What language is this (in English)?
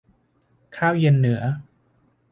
Thai